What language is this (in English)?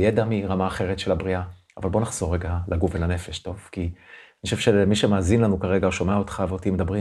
Hebrew